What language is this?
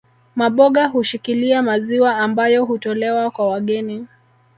Swahili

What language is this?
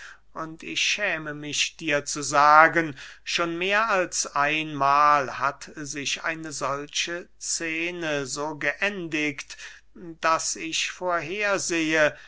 German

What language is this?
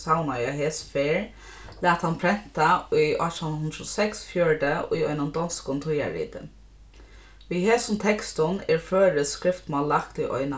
Faroese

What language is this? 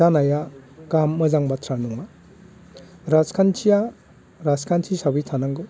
Bodo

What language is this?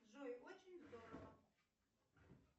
Russian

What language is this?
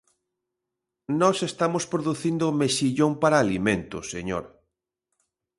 Galician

